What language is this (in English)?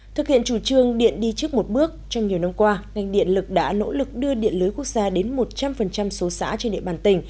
Vietnamese